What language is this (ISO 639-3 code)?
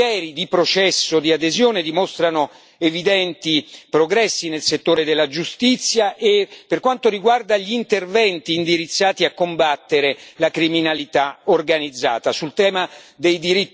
ita